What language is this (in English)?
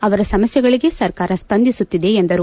Kannada